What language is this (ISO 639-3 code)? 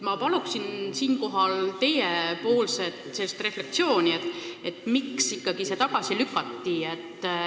est